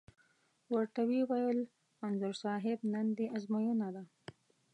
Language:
Pashto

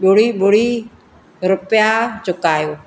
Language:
Sindhi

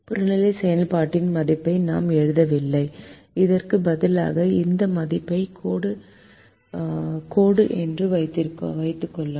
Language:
Tamil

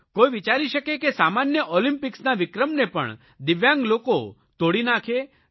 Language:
Gujarati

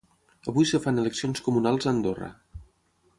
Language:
Catalan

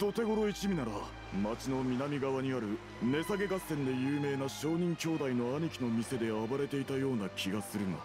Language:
Japanese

